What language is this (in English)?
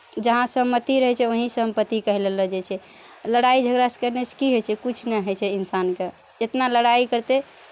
Maithili